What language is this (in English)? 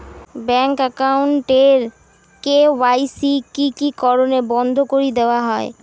Bangla